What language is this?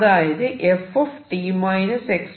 Malayalam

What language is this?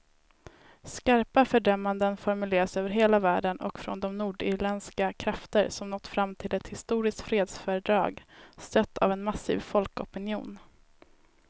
Swedish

